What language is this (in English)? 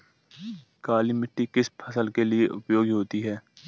Hindi